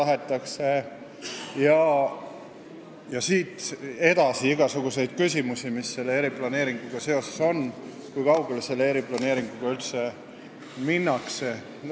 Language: Estonian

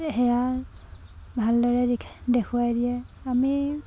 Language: Assamese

